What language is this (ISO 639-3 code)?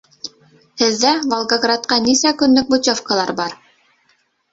bak